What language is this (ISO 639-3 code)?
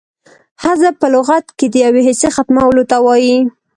pus